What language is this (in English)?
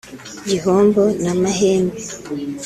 Kinyarwanda